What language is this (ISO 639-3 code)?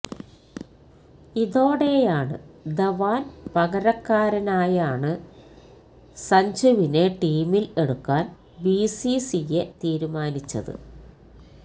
mal